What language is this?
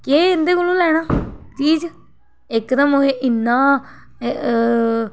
Dogri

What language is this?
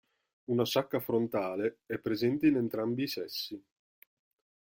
Italian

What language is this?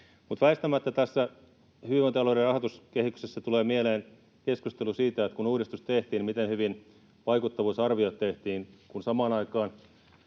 Finnish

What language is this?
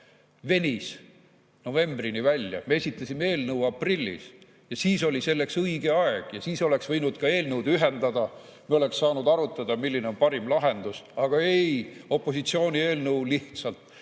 Estonian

